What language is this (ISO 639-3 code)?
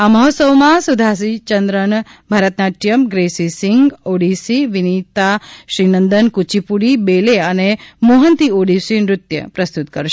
guj